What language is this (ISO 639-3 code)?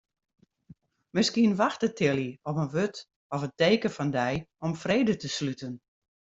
fry